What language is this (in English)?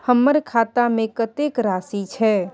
Maithili